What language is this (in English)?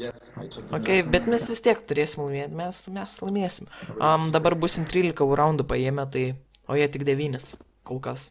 Lithuanian